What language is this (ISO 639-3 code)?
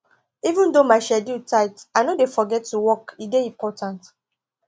pcm